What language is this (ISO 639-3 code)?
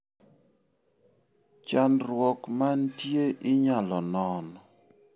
luo